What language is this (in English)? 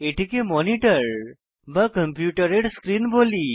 Bangla